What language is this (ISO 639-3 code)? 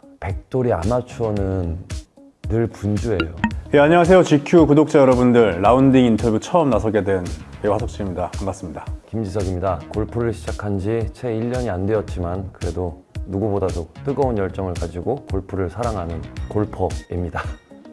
kor